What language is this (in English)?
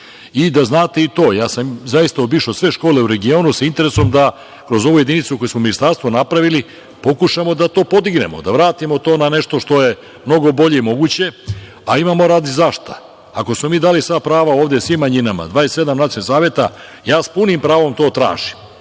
Serbian